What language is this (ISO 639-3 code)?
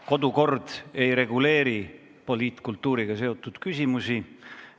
est